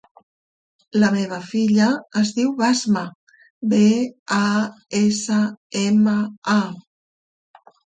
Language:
Catalan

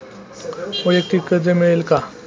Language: Marathi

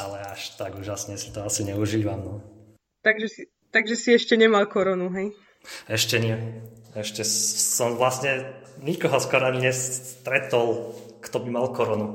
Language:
Slovak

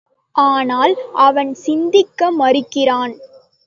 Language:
Tamil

